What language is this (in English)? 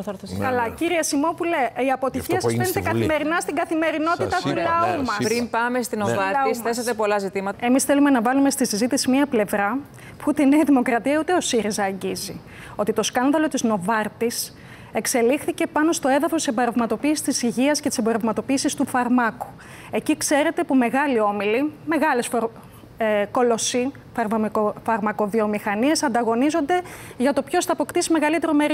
Greek